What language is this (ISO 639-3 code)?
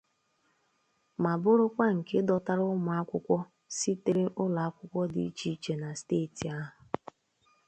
ibo